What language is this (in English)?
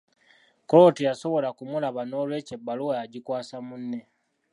Ganda